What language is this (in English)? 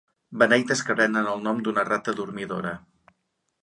Catalan